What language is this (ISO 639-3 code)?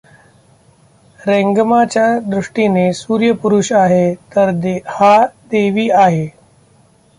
mar